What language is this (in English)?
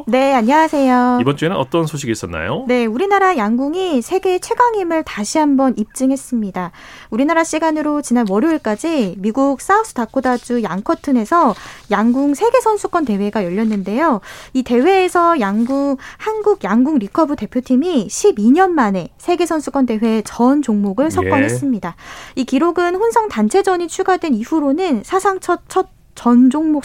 Korean